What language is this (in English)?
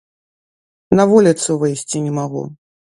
Belarusian